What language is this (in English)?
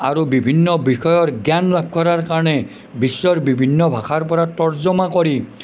Assamese